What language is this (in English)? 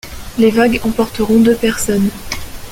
French